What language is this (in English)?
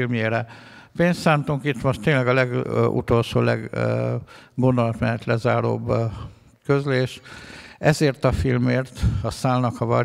Hungarian